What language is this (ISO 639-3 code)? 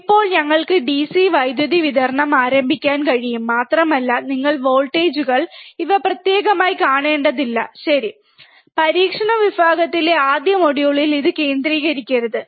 mal